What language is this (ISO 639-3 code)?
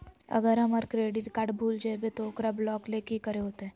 mag